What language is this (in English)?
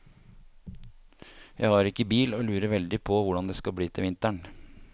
Norwegian